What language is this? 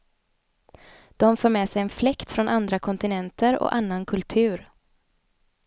Swedish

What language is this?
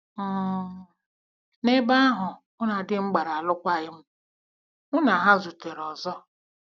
Igbo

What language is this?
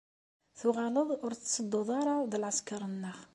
Kabyle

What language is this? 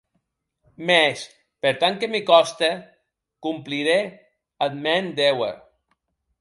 Occitan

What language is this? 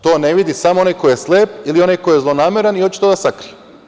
Serbian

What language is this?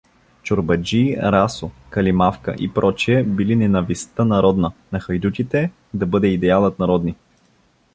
Bulgarian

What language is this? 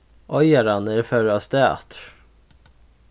Faroese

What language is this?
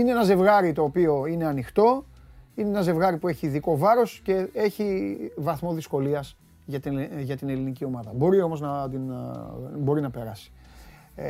Greek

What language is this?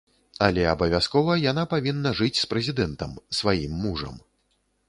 Belarusian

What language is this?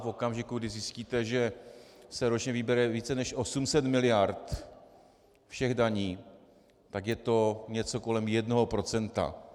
Czech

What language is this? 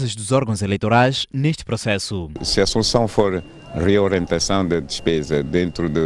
Portuguese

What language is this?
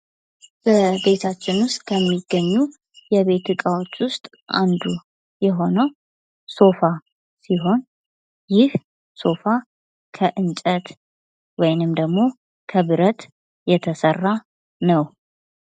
Amharic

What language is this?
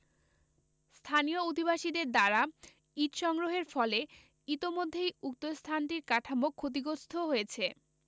Bangla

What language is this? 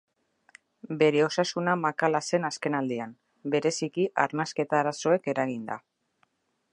Basque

